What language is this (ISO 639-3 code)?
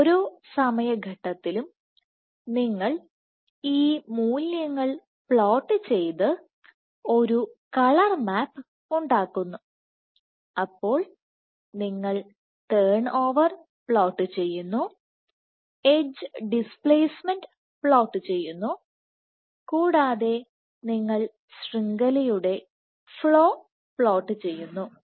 mal